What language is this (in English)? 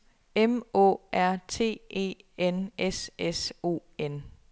Danish